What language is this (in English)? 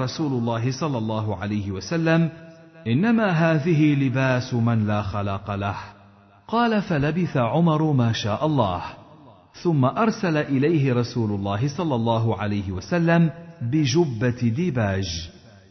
Arabic